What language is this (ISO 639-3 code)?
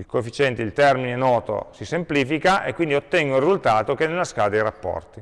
ita